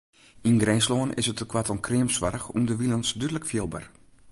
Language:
Western Frisian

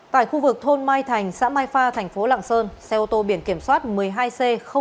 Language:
Vietnamese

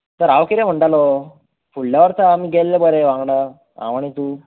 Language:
Konkani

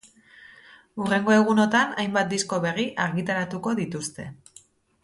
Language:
Basque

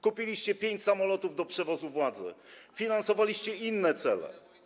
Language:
Polish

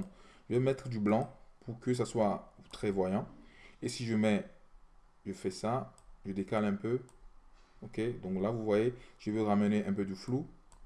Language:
French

